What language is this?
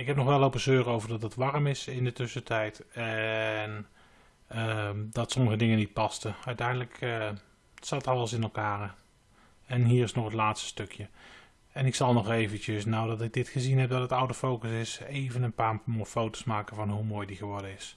Dutch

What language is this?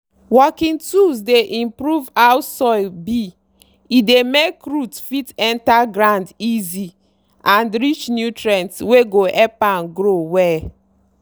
Nigerian Pidgin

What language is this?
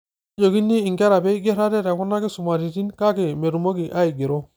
Masai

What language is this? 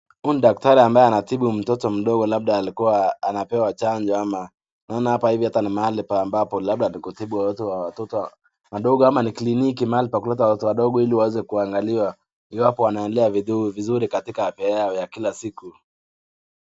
Swahili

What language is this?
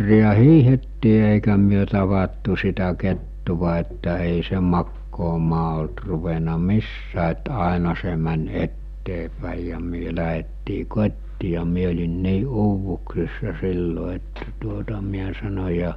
Finnish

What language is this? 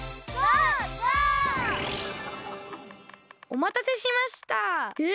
Japanese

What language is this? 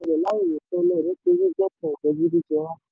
Yoruba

